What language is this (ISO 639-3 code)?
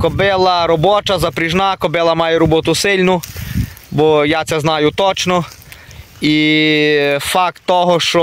ukr